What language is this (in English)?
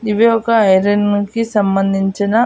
Telugu